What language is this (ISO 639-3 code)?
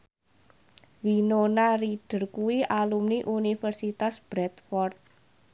jav